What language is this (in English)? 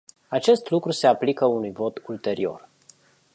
Romanian